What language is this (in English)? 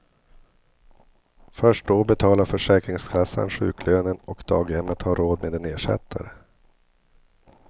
Swedish